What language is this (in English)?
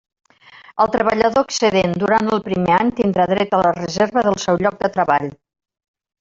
Catalan